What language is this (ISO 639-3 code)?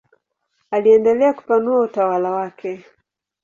swa